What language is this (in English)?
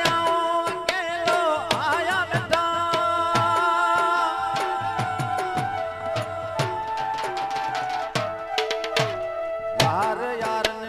Arabic